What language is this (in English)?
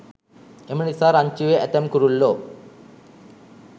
Sinhala